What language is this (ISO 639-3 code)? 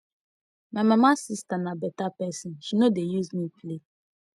pcm